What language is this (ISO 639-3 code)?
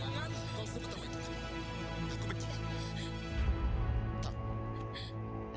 ind